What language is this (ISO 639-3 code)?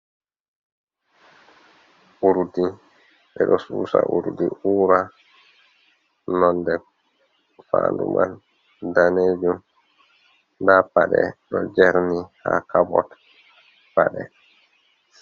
ful